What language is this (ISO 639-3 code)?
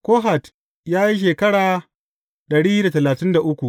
hau